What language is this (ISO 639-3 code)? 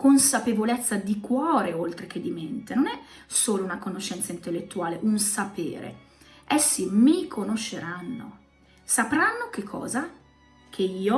ita